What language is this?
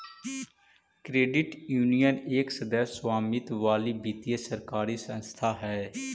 Magahi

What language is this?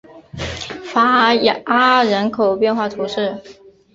Chinese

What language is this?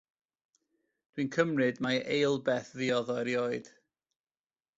Welsh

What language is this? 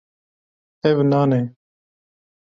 Kurdish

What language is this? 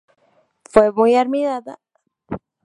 Spanish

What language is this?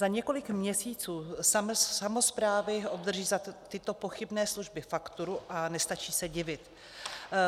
Czech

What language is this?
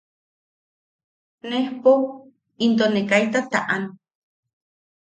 Yaqui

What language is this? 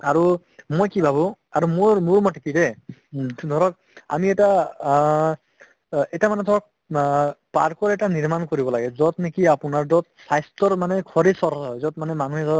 Assamese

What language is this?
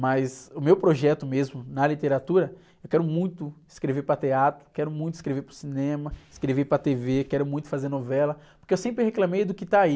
Portuguese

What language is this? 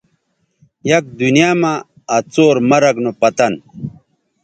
Bateri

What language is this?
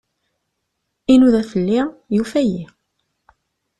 Kabyle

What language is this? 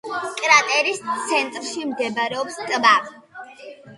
Georgian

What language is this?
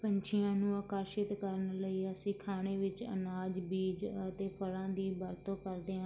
Punjabi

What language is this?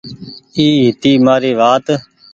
Goaria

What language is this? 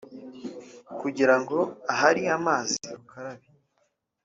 Kinyarwanda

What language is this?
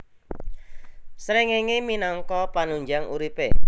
Javanese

